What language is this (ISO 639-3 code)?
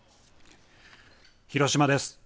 jpn